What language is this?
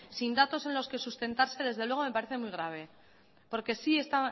Spanish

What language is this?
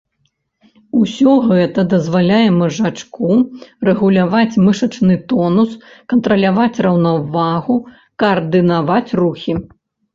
Belarusian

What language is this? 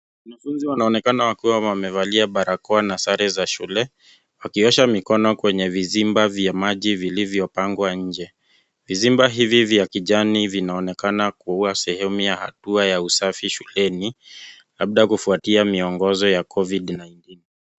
Swahili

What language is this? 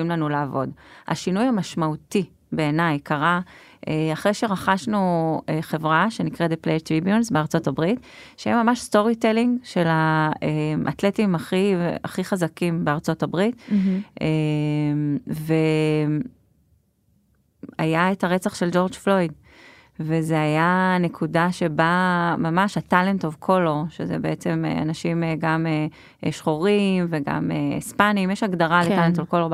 Hebrew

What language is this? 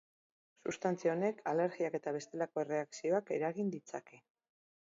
Basque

